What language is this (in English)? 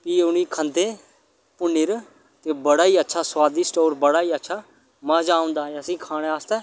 Dogri